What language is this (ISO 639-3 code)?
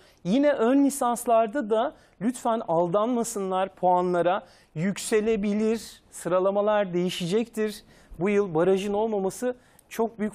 tur